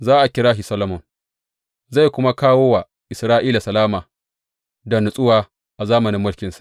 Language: Hausa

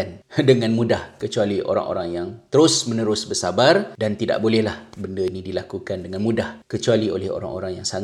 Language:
Malay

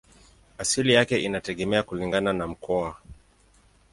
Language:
Swahili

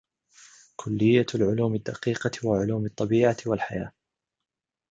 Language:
Arabic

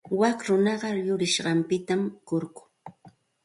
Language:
Santa Ana de Tusi Pasco Quechua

